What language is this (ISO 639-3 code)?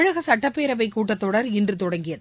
tam